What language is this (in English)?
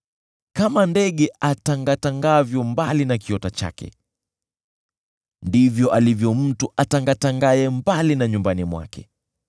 Swahili